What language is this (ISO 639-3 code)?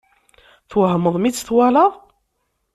kab